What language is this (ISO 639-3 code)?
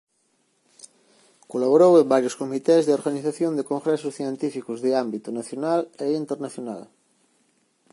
glg